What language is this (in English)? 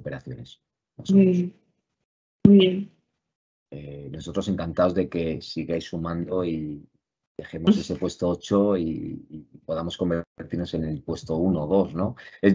Spanish